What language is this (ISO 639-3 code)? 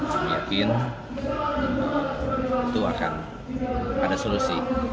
ind